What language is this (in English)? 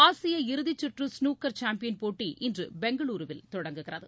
Tamil